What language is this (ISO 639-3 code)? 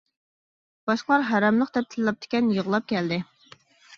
uig